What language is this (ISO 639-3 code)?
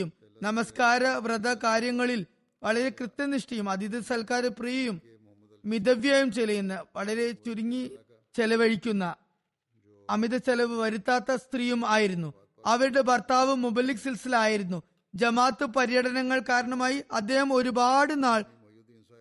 mal